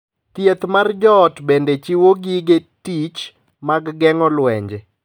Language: Luo (Kenya and Tanzania)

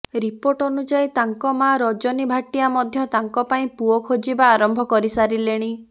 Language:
Odia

